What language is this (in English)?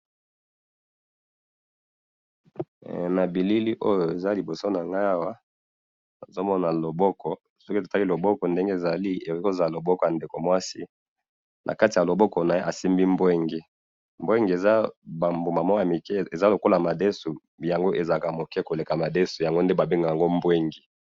Lingala